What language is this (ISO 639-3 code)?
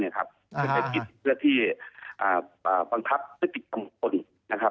tha